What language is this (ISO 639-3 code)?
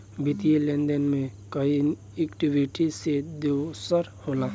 bho